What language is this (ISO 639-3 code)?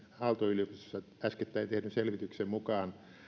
fin